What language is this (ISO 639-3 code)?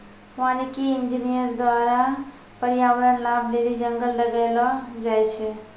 mai